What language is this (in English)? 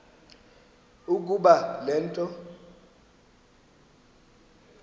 Xhosa